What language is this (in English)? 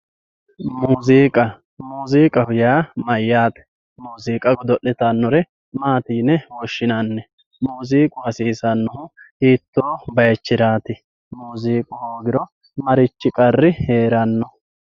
Sidamo